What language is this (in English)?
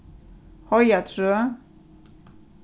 Faroese